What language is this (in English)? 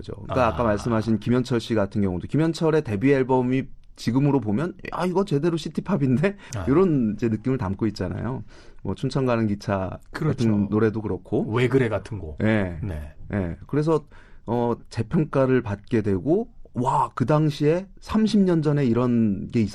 Korean